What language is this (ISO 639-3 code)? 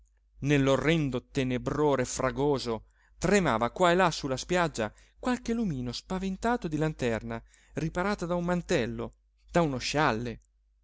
ita